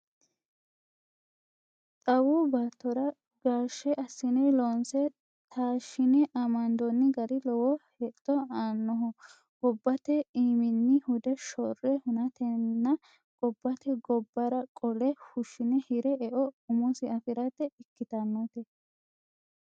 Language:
Sidamo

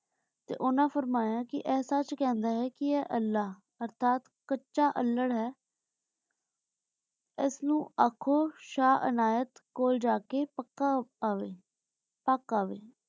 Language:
Punjabi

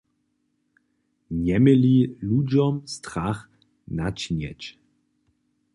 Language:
Upper Sorbian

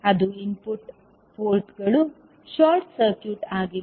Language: Kannada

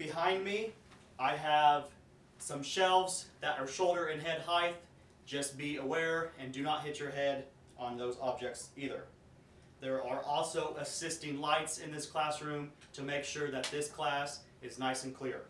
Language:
English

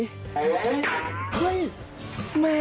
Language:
Thai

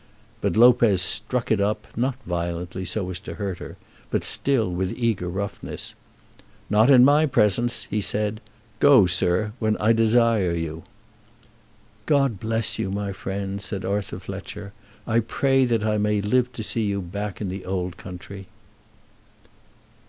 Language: English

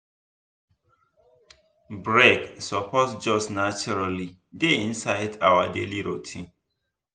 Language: Nigerian Pidgin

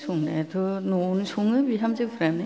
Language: Bodo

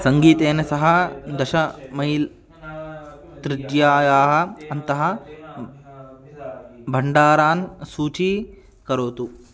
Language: Sanskrit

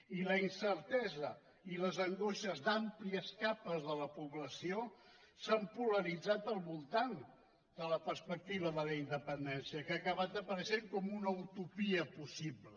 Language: Catalan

